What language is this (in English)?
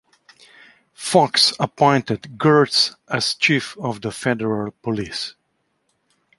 English